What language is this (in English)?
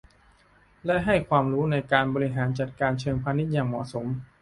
Thai